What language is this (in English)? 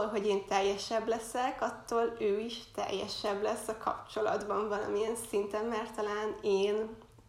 Hungarian